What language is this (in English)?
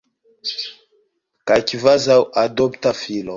Esperanto